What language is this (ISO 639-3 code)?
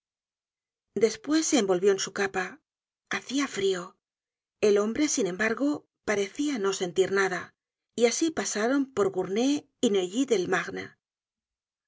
spa